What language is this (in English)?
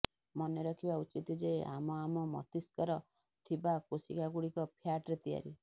Odia